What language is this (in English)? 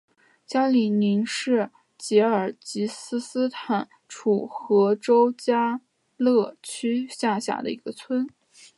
Chinese